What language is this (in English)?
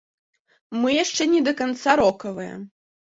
Belarusian